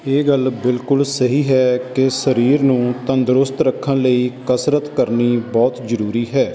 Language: Punjabi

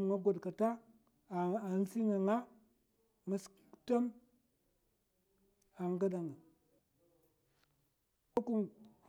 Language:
Mafa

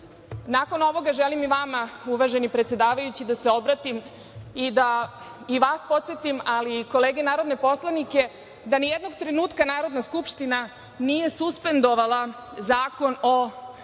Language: Serbian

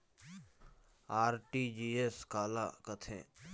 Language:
Chhattisgarhi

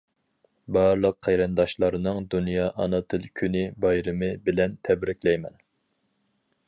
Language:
Uyghur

